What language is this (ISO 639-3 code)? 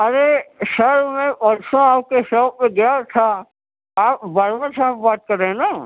urd